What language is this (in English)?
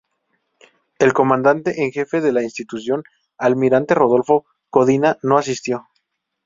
Spanish